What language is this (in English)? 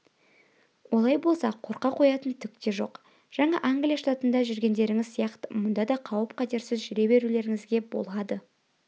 Kazakh